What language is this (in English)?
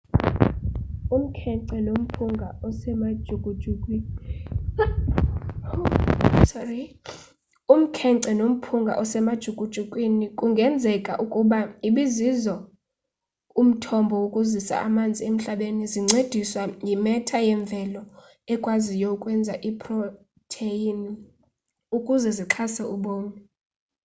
Xhosa